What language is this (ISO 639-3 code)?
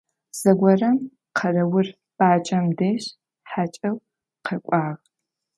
ady